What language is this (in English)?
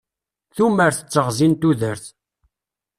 Kabyle